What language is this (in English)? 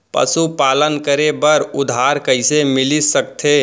Chhattisgarhi